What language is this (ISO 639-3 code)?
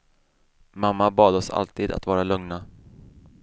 swe